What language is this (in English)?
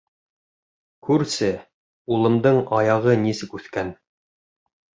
Bashkir